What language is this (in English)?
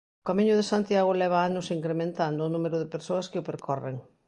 Galician